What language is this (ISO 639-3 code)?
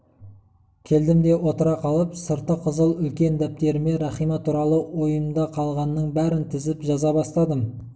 kaz